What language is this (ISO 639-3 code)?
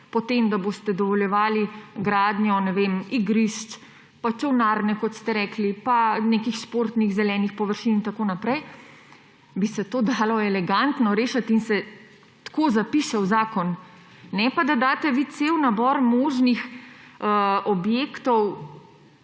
slv